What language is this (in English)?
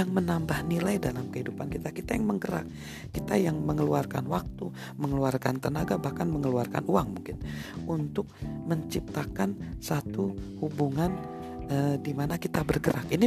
Indonesian